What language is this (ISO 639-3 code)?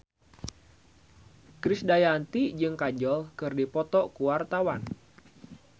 sun